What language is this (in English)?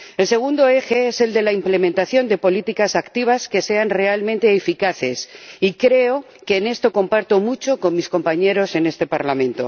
Spanish